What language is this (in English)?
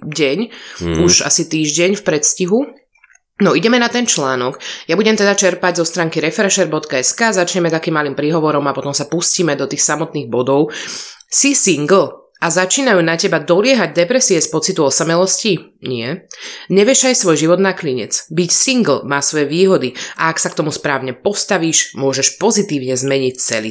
Slovak